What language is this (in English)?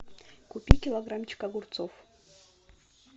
Russian